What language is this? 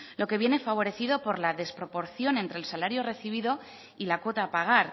Spanish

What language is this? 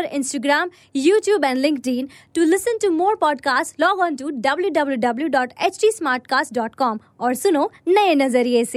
Hindi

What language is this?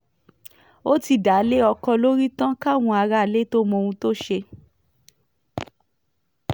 Yoruba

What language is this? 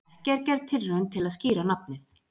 Icelandic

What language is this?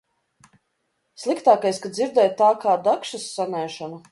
Latvian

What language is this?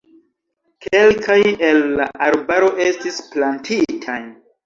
Esperanto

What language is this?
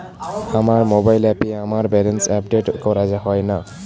Bangla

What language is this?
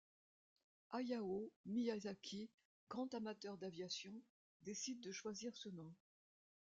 French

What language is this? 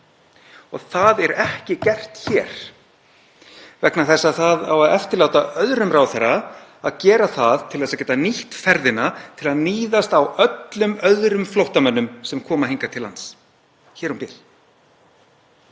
Icelandic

